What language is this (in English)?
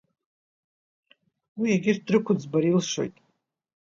Abkhazian